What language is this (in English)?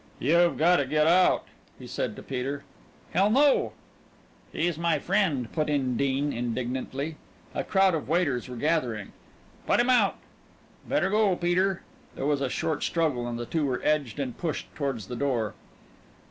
English